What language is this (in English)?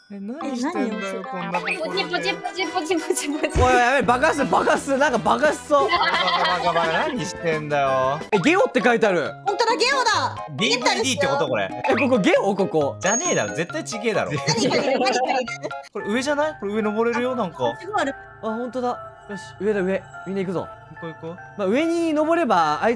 Japanese